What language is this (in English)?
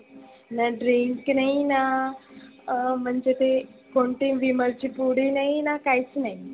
Marathi